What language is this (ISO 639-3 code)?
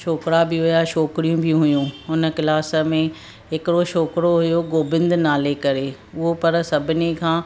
snd